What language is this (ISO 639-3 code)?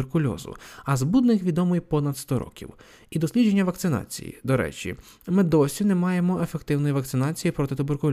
ukr